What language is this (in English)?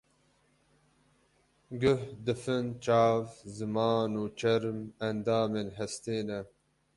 Kurdish